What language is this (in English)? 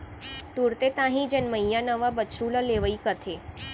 Chhattisgarhi